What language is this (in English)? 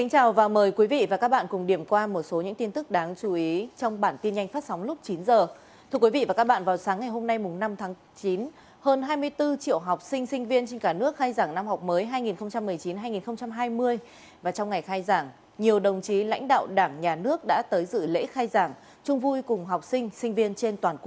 Vietnamese